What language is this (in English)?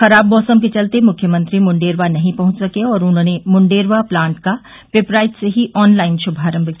Hindi